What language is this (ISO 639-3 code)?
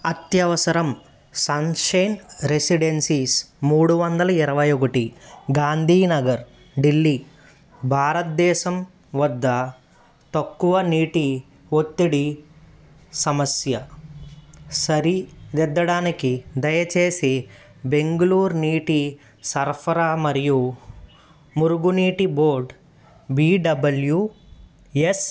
tel